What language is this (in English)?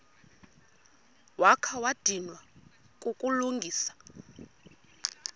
Xhosa